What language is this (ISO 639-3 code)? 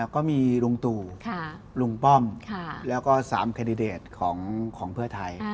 tha